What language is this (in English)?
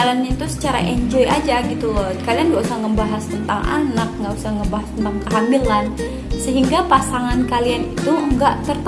Indonesian